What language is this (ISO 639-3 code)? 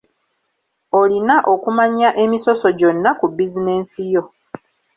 lug